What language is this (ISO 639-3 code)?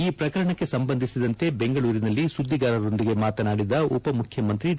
kan